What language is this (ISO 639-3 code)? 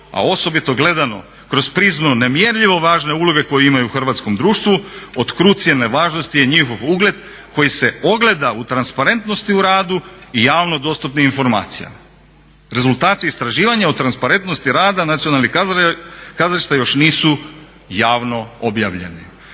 hrv